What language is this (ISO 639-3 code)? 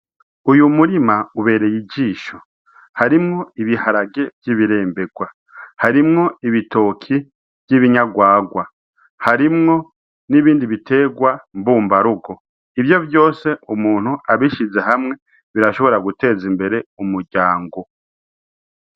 run